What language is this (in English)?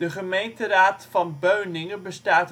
Dutch